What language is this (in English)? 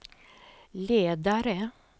Swedish